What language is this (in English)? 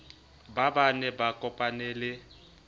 Southern Sotho